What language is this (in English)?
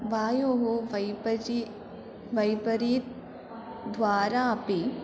Sanskrit